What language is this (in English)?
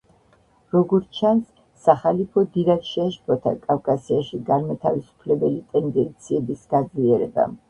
Georgian